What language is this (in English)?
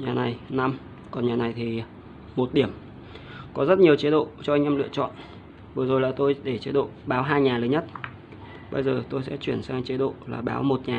Vietnamese